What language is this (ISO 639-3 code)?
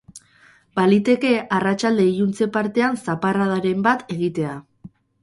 eus